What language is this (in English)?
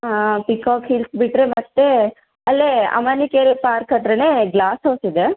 Kannada